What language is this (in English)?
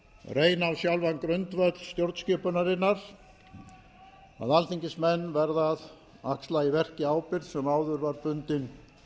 Icelandic